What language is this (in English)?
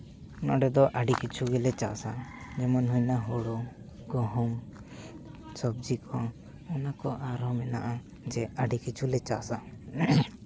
Santali